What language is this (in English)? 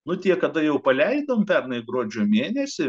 Lithuanian